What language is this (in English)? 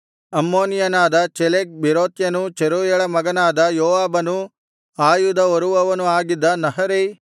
Kannada